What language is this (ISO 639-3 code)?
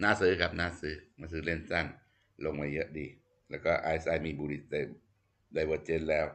tha